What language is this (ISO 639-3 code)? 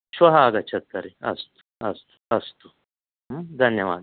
san